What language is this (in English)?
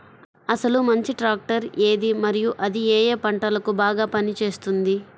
Telugu